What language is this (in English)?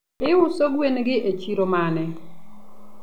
Luo (Kenya and Tanzania)